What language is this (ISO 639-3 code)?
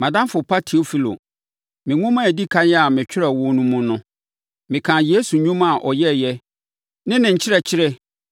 aka